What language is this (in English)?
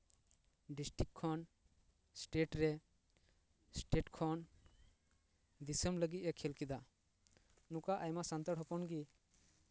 Santali